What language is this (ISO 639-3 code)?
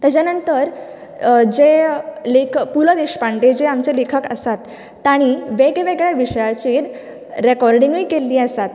kok